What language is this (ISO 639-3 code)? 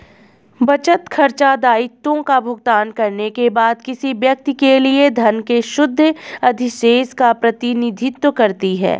hin